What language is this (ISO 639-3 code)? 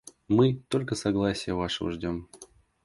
rus